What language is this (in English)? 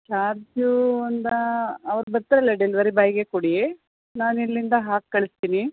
Kannada